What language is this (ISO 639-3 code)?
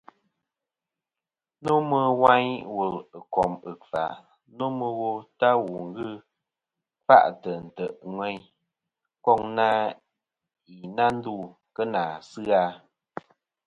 bkm